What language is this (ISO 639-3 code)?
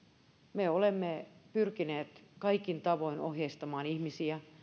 fin